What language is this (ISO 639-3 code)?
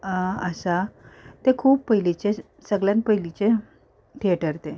kok